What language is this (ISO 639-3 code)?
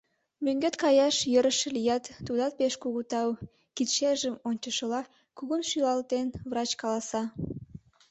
chm